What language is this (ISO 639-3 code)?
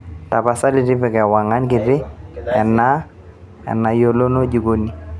mas